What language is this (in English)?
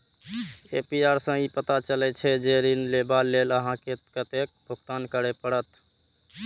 Maithili